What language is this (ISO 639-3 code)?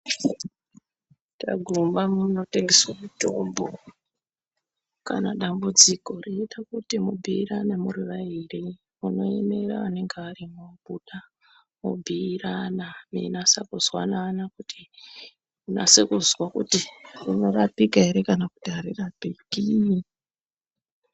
ndc